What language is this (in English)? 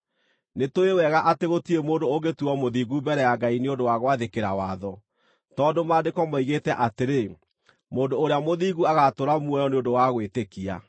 Kikuyu